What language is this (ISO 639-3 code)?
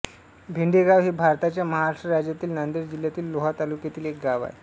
mar